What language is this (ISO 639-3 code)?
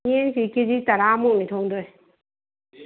mni